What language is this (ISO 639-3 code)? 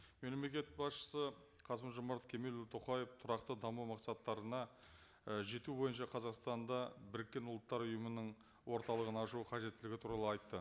kaz